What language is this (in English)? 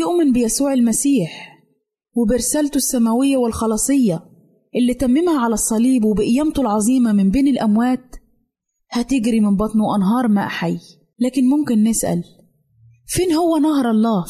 Arabic